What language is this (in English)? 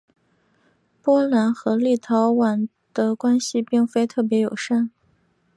Chinese